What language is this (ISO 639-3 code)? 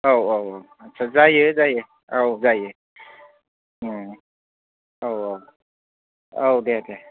brx